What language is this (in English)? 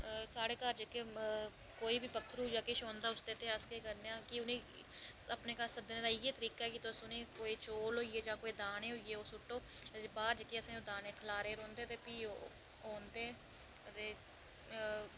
Dogri